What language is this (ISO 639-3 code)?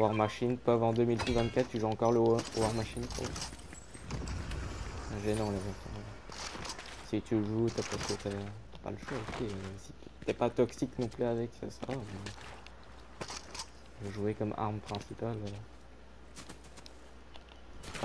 fra